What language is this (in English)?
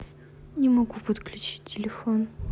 Russian